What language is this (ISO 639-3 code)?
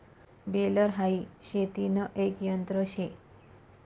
mar